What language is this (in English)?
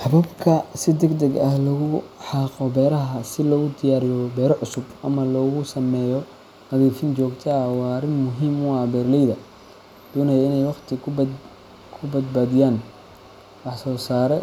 Somali